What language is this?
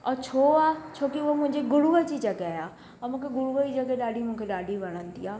Sindhi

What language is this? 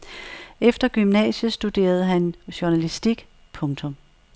Danish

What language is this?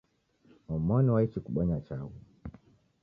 Taita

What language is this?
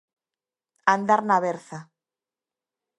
Galician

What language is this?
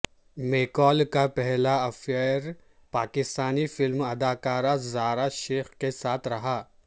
Urdu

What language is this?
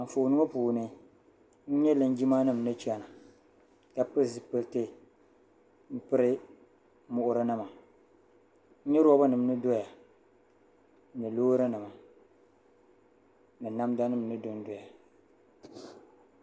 Dagbani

